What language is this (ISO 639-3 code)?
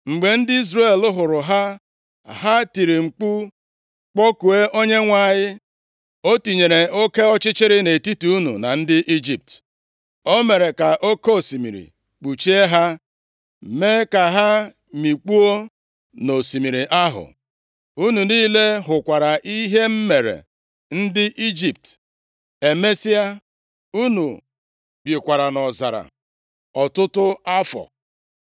ibo